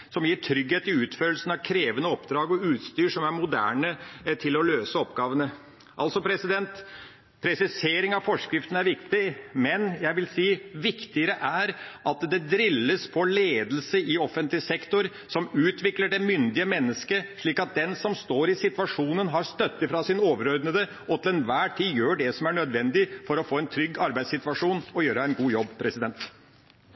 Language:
Norwegian Bokmål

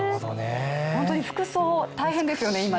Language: Japanese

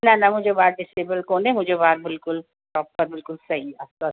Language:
Sindhi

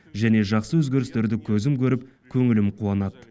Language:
Kazakh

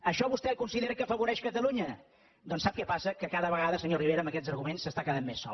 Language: Catalan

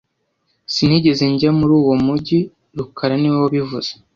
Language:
Kinyarwanda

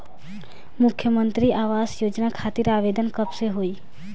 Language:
Bhojpuri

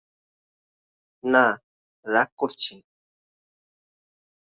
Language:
Bangla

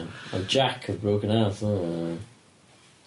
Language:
Welsh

